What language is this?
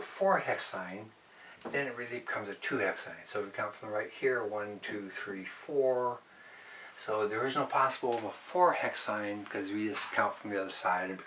English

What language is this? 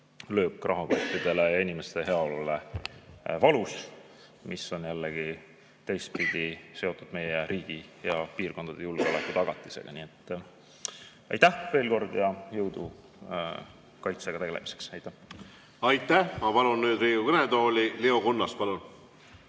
Estonian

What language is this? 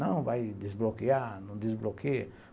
Portuguese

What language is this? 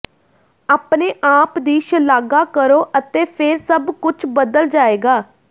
Punjabi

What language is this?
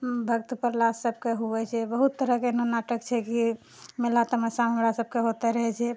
Maithili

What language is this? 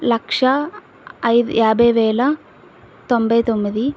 Telugu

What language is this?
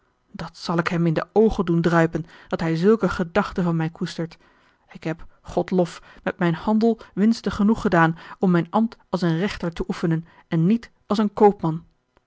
Dutch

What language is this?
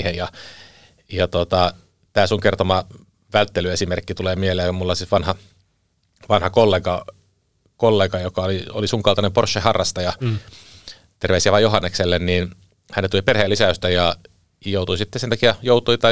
Finnish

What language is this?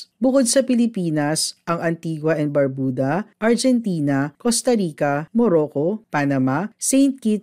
Filipino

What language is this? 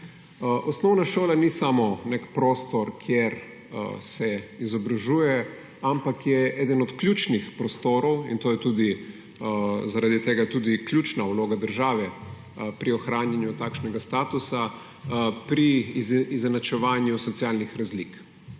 Slovenian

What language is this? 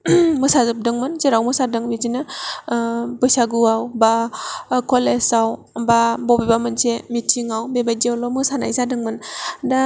Bodo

